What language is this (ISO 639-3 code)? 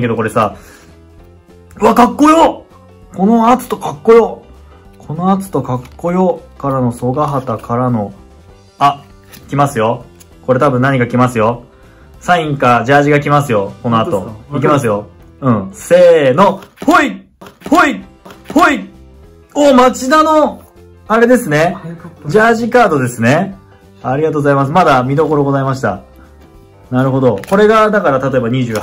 jpn